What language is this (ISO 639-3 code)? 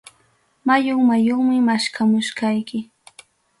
quy